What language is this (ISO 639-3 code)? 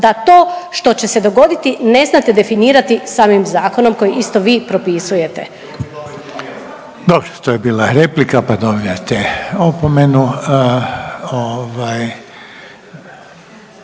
hrv